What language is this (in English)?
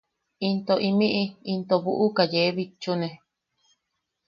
Yaqui